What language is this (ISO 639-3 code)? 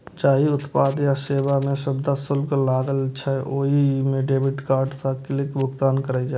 mai